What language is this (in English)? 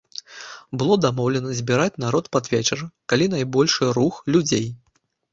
Belarusian